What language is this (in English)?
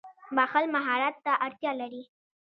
Pashto